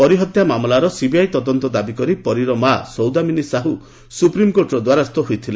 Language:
Odia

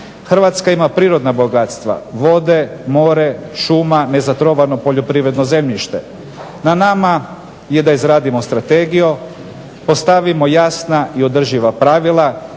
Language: Croatian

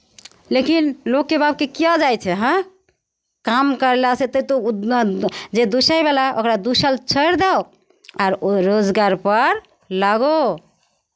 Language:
Maithili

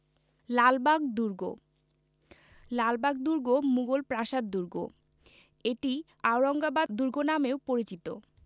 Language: Bangla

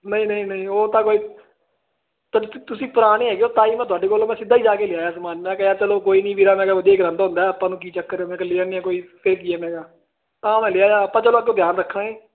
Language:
Punjabi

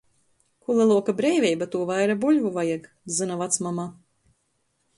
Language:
Latgalian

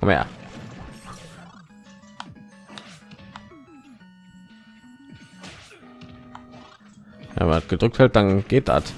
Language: German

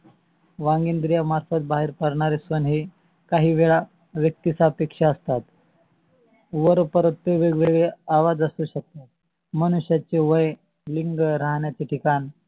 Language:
Marathi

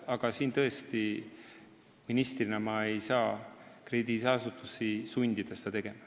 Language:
Estonian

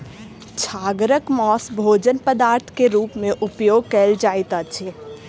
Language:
Maithili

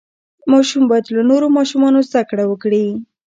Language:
Pashto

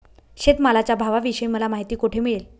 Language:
Marathi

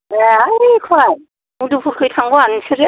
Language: Bodo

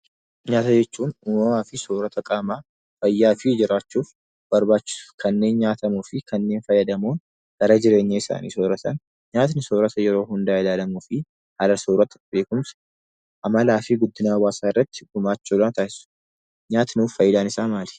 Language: Oromo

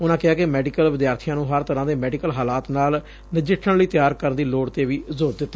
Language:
Punjabi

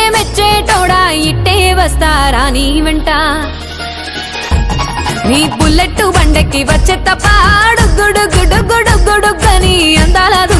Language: Hindi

